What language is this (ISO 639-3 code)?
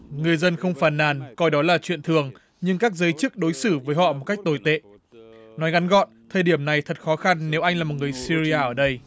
vie